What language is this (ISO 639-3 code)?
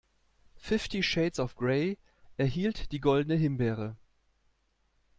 deu